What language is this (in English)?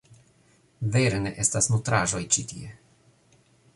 Esperanto